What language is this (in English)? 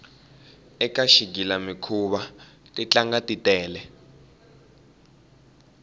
Tsonga